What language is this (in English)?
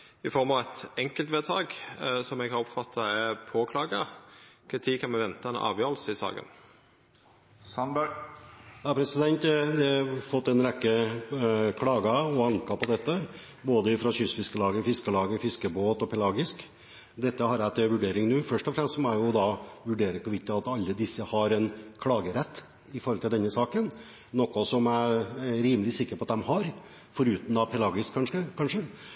Norwegian